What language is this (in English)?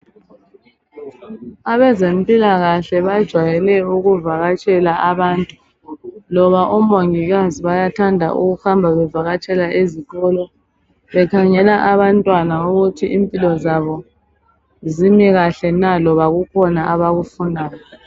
North Ndebele